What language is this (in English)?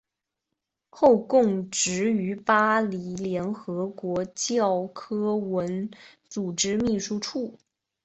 Chinese